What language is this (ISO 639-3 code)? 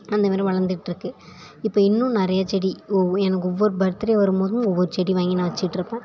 tam